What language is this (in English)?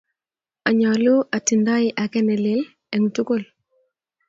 Kalenjin